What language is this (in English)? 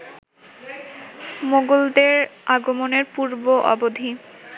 Bangla